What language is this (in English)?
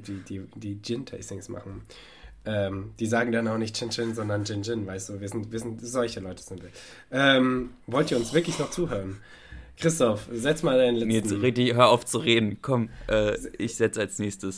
German